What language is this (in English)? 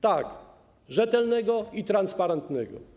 Polish